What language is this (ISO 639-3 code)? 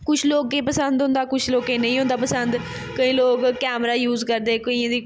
doi